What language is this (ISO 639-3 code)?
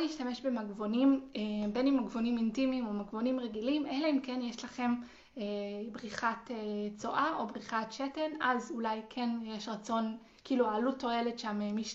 heb